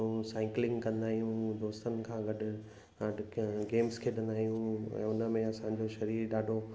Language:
Sindhi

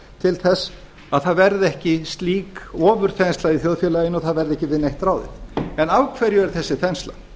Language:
Icelandic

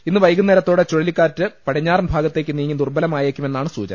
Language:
Malayalam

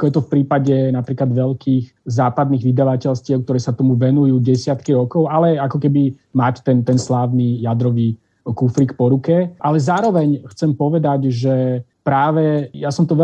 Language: Slovak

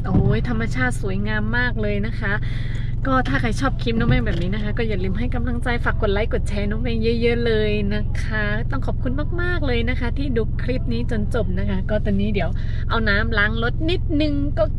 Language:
Thai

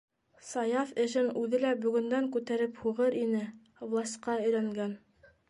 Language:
Bashkir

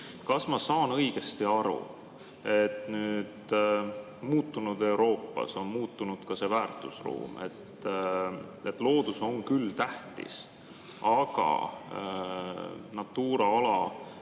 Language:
Estonian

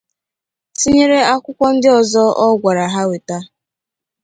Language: Igbo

